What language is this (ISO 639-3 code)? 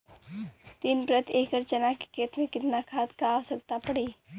bho